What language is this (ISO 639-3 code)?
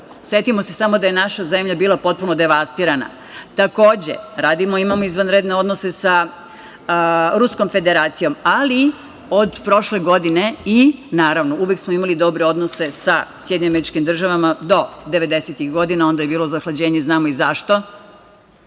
srp